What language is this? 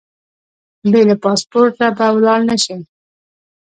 Pashto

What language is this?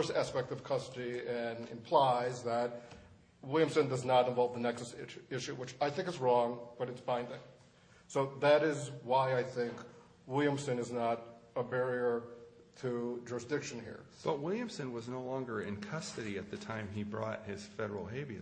English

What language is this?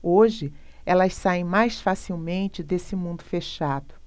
Portuguese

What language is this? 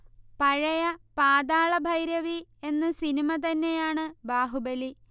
Malayalam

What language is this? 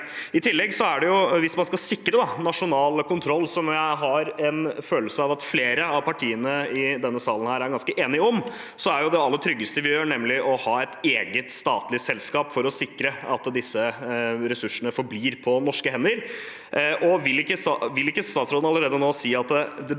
Norwegian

